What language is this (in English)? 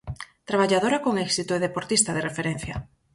Galician